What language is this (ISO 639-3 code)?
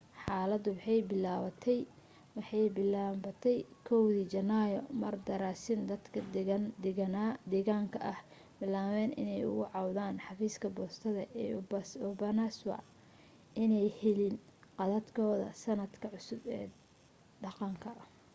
som